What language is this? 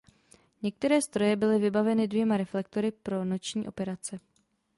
Czech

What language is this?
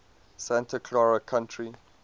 English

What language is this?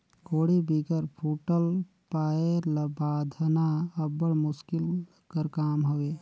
Chhattisgarhi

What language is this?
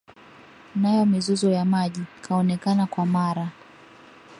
Swahili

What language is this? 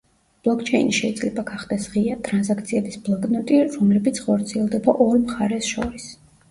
Georgian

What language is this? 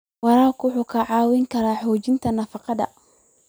Somali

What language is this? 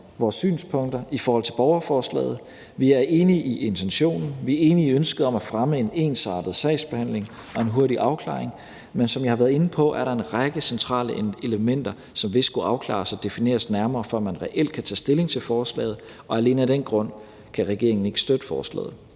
Danish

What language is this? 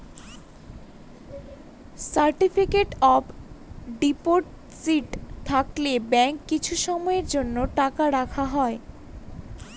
Bangla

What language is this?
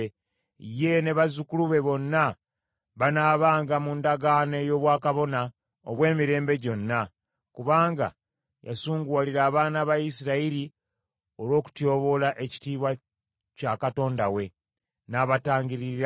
Ganda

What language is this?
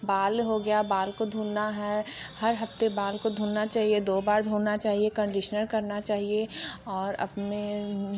Hindi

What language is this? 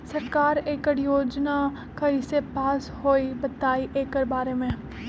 Magahi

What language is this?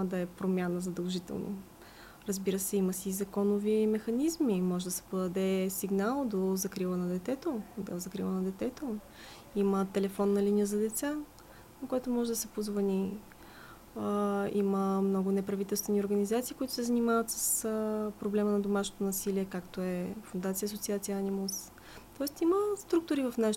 Bulgarian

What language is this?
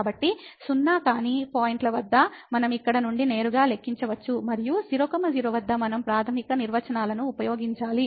Telugu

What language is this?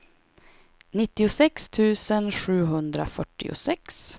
Swedish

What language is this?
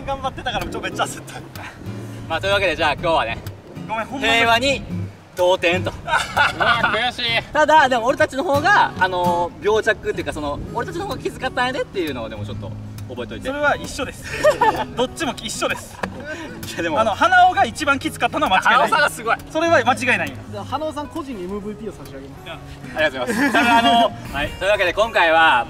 Japanese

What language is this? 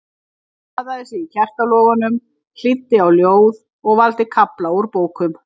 Icelandic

